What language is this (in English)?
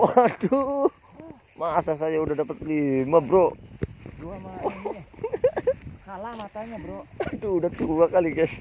Indonesian